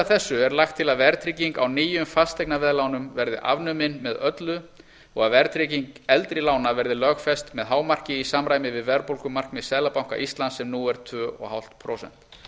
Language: Icelandic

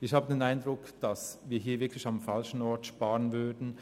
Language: Swiss German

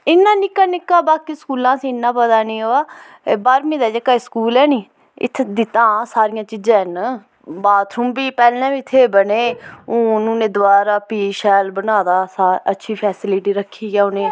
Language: Dogri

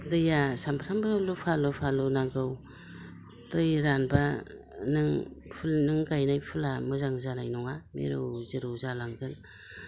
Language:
Bodo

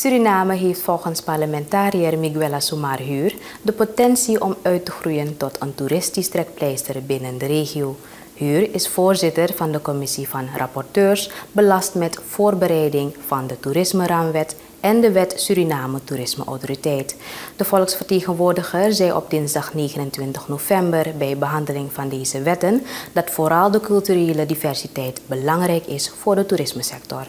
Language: Dutch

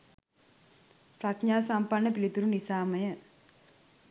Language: Sinhala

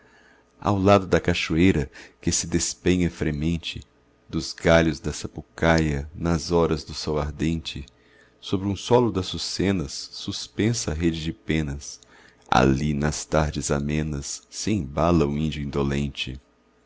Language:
Portuguese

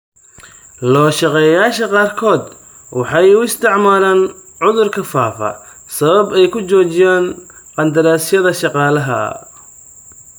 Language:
Somali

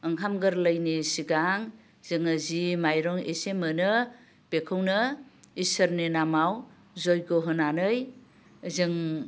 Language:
Bodo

